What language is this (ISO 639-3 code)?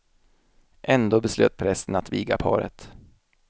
swe